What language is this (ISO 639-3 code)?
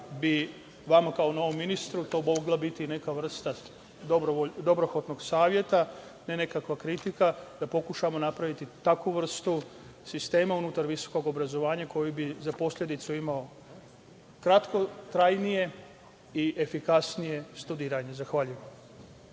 srp